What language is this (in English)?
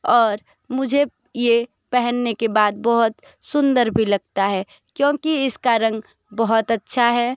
Hindi